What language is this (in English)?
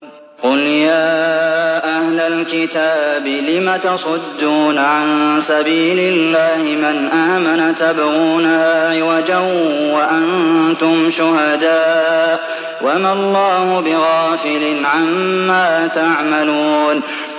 Arabic